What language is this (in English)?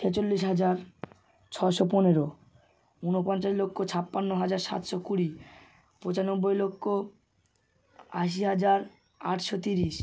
Bangla